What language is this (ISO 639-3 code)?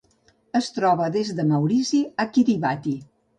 cat